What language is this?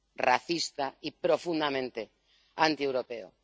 Spanish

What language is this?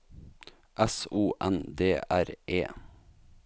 Norwegian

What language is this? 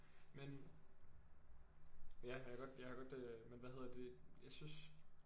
Danish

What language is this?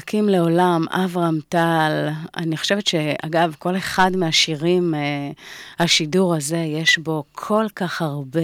Hebrew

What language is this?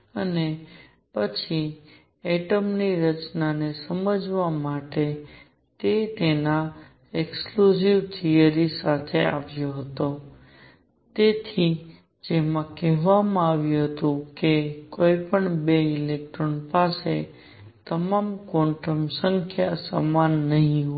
Gujarati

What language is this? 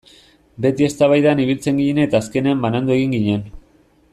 Basque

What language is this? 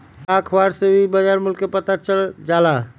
Magahi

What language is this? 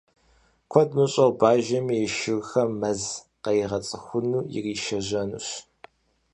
Kabardian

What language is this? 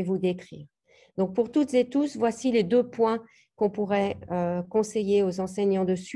French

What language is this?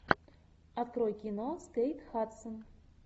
Russian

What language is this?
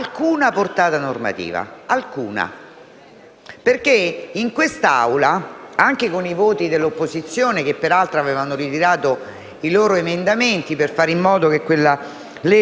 Italian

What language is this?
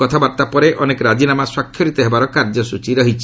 Odia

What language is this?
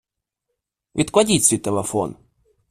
Ukrainian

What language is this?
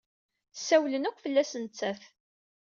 Kabyle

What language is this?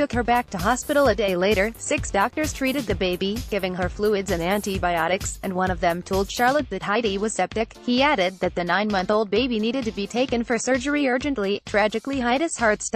English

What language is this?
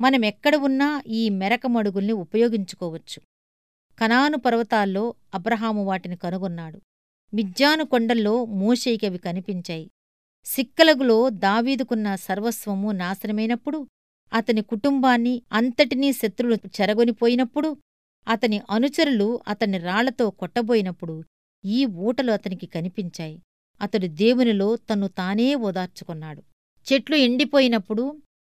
Telugu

